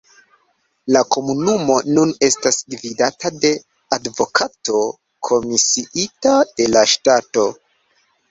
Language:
Esperanto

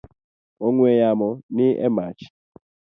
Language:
Luo (Kenya and Tanzania)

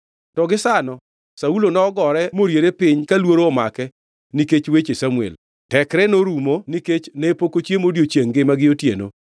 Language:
Luo (Kenya and Tanzania)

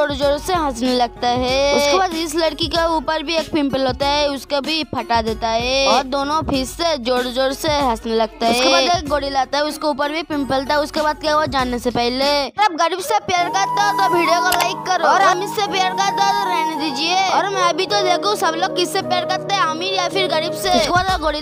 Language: Hindi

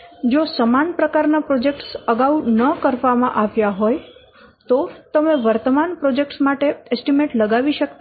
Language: Gujarati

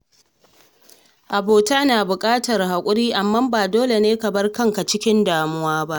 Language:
Hausa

